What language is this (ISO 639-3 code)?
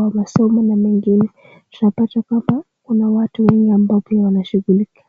swa